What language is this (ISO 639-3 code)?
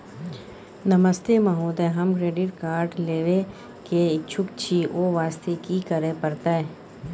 mai